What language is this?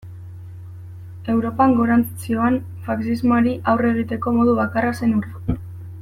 Basque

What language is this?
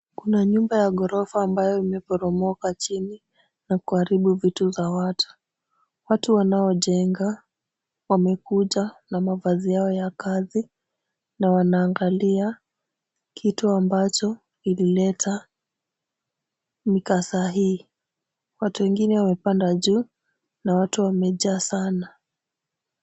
Swahili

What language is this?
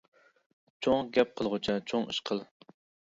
Uyghur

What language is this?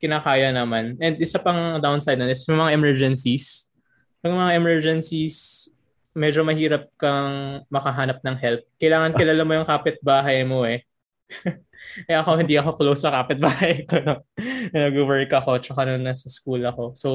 Filipino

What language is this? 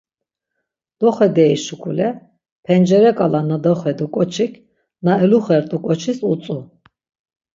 Laz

